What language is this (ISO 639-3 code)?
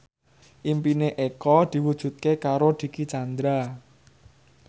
jav